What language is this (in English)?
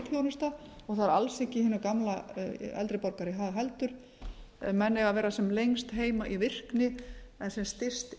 Icelandic